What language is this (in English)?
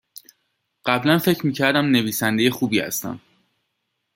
Persian